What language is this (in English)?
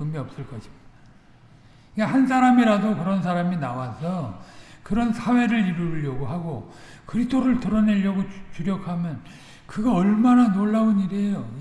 Korean